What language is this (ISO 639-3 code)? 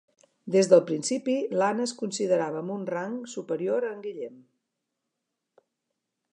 cat